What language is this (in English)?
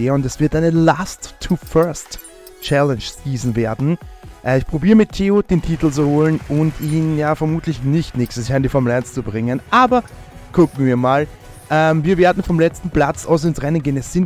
German